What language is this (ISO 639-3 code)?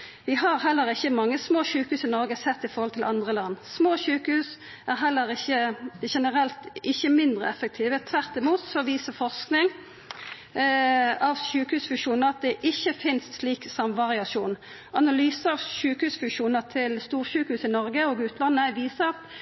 nno